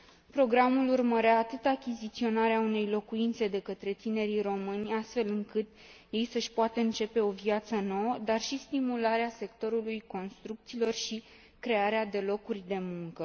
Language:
Romanian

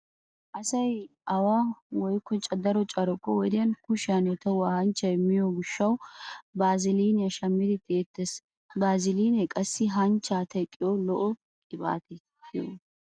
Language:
Wolaytta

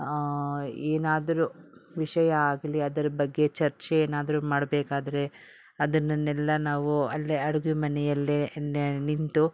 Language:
Kannada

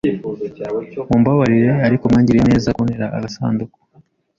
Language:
Kinyarwanda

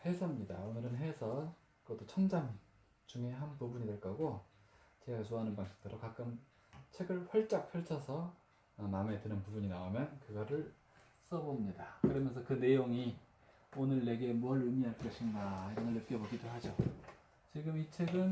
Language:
Korean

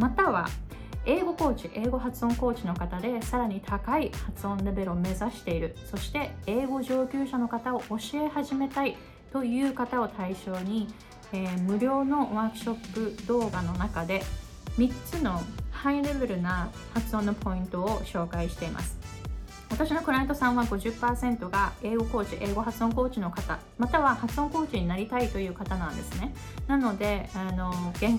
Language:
Japanese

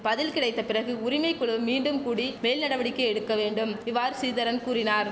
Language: Tamil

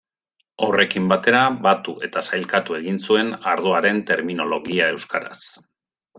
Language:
Basque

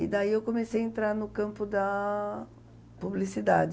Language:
Portuguese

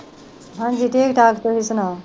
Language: Punjabi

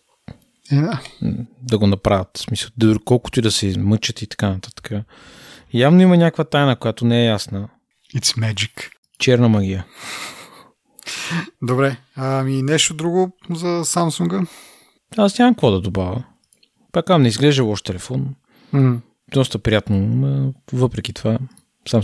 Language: Bulgarian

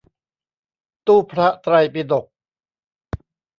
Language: Thai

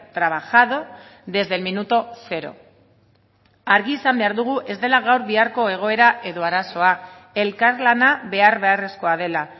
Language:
Basque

